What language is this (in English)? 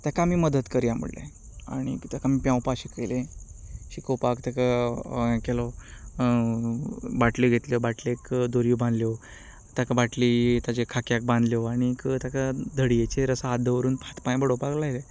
Konkani